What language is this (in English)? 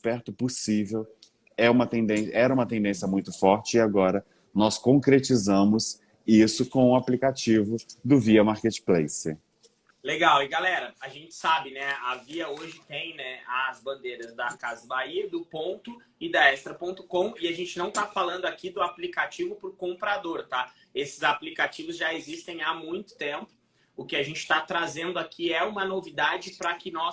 Portuguese